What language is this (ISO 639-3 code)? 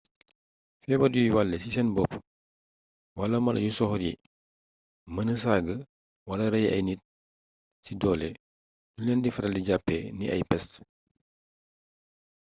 wol